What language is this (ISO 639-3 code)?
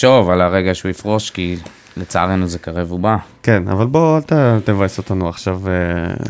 heb